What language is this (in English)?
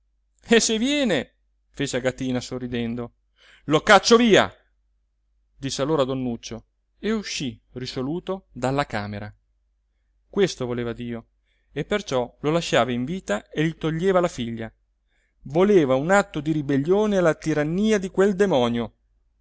Italian